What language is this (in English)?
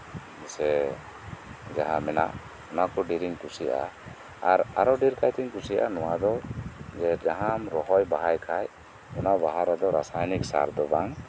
Santali